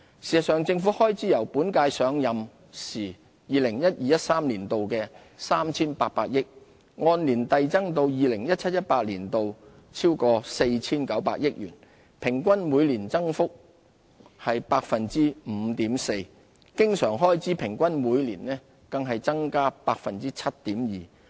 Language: Cantonese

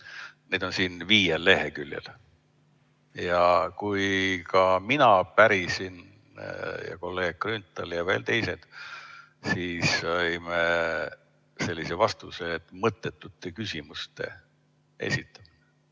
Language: Estonian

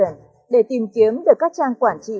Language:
Vietnamese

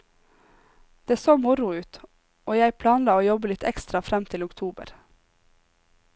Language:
Norwegian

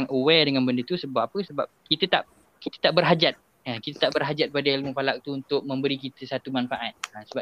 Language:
Malay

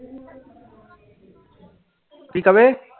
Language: Punjabi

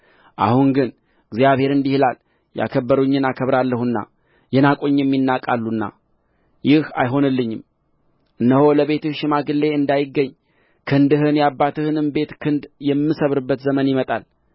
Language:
Amharic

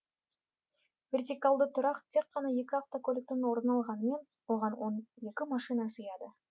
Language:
Kazakh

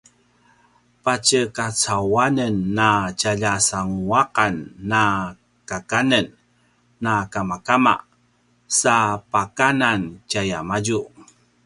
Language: Paiwan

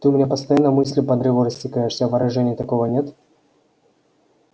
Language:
Russian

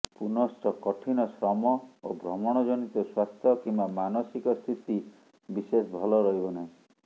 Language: Odia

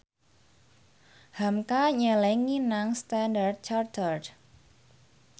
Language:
Javanese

